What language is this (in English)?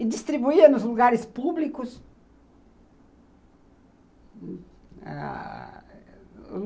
Portuguese